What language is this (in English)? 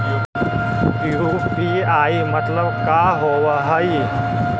Magahi